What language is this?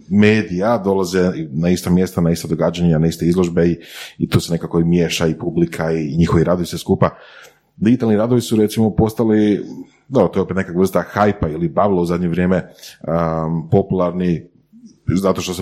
Croatian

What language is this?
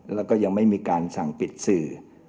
Thai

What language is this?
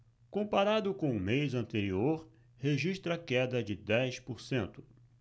Portuguese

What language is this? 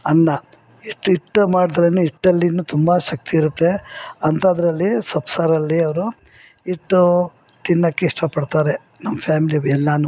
Kannada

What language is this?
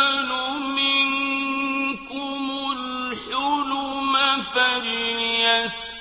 Arabic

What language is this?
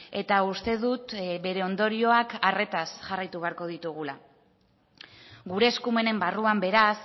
Basque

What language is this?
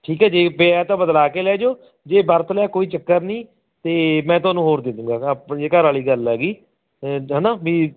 Punjabi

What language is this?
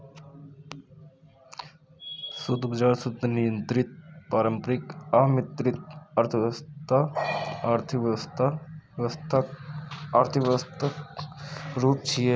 Maithili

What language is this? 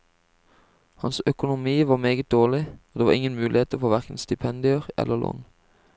Norwegian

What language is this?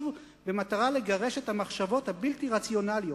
Hebrew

